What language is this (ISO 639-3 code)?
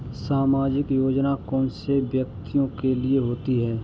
hin